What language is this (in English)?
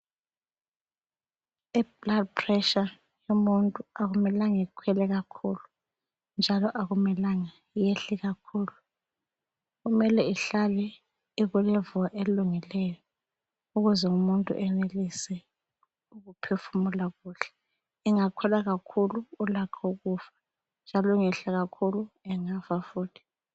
North Ndebele